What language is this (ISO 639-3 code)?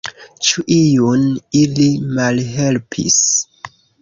epo